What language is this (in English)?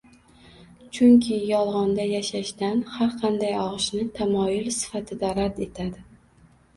Uzbek